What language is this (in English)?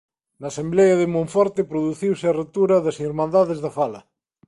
Galician